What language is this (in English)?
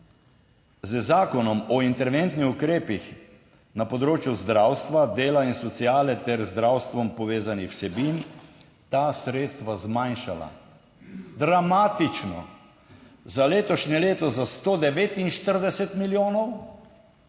Slovenian